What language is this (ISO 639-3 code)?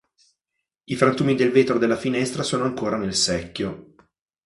ita